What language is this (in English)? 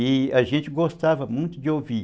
Portuguese